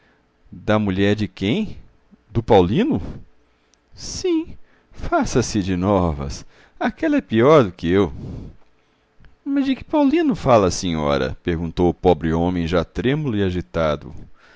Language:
Portuguese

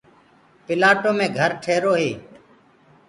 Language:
Gurgula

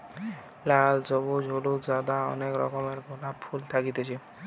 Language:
Bangla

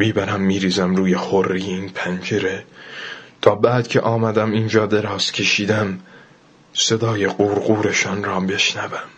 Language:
Persian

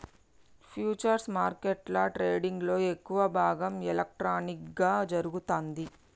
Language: Telugu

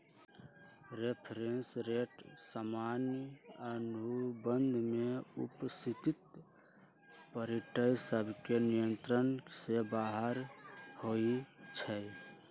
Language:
Magahi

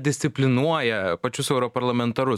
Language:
Lithuanian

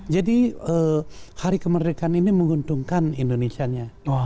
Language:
Indonesian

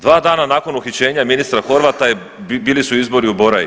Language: Croatian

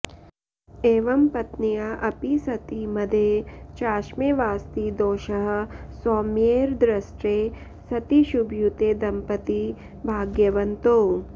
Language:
Sanskrit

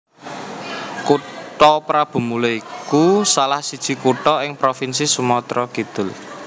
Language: Javanese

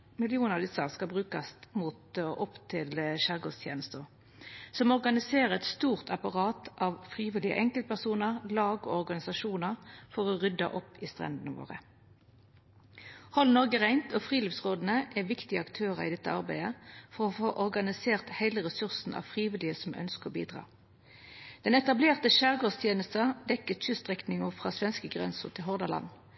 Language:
Norwegian Nynorsk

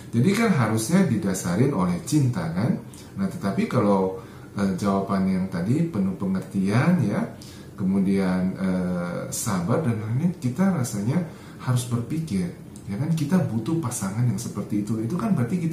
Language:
Indonesian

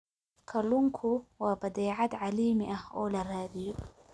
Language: Somali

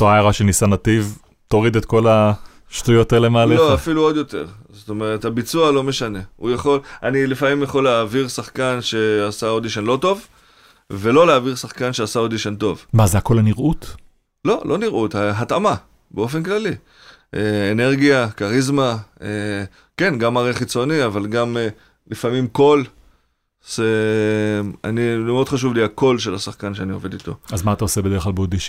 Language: Hebrew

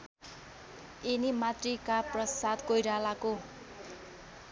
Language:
Nepali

